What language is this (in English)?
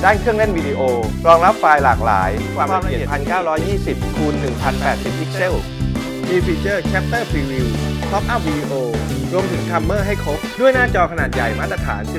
Thai